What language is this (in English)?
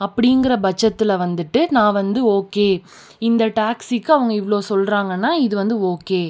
Tamil